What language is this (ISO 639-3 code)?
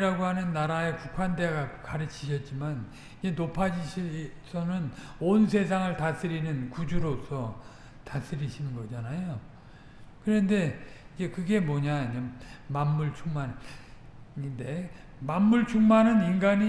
kor